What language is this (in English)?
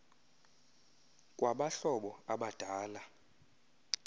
Xhosa